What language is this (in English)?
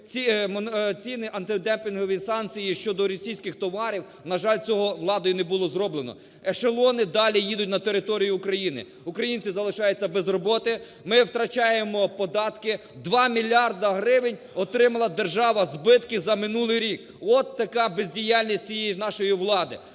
Ukrainian